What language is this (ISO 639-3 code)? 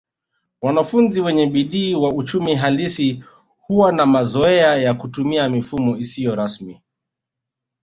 swa